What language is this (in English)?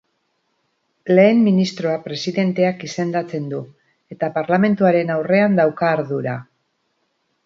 Basque